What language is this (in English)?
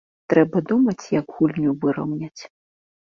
Belarusian